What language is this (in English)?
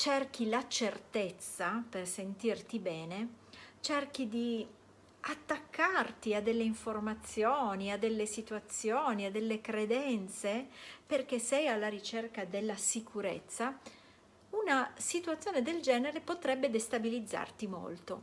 Italian